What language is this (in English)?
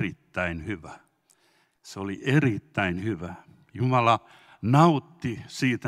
Finnish